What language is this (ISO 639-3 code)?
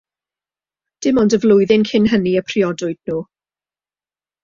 cym